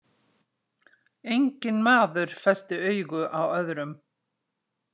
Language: Icelandic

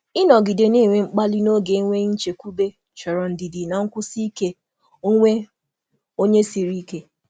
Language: Igbo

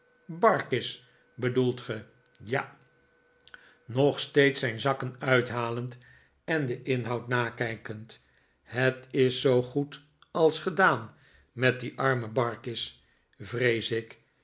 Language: Dutch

